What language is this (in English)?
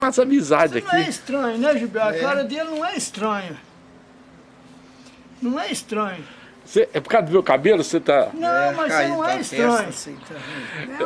Portuguese